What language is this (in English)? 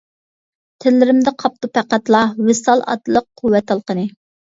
Uyghur